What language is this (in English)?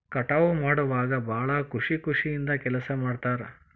Kannada